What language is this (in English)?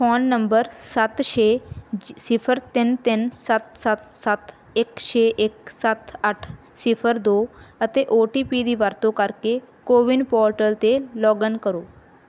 Punjabi